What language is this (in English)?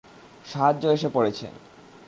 Bangla